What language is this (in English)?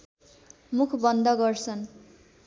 Nepali